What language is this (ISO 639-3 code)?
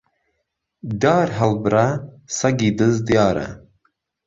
ckb